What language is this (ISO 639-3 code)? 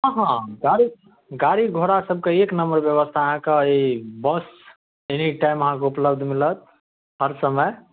mai